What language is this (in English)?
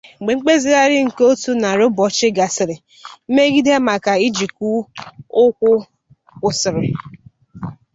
Igbo